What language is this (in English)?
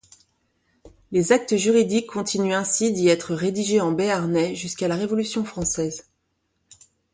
French